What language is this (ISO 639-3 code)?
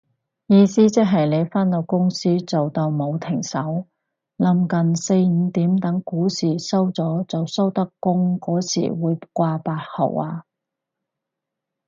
yue